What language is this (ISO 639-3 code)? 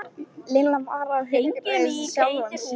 isl